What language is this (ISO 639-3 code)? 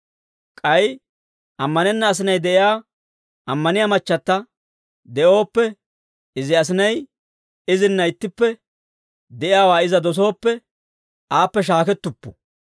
dwr